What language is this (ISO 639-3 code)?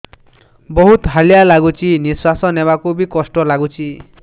ori